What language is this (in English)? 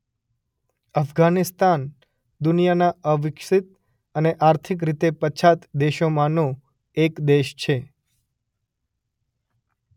Gujarati